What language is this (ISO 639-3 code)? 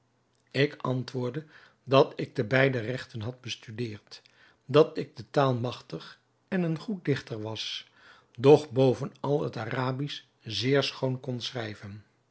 nld